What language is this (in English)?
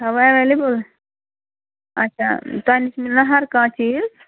Kashmiri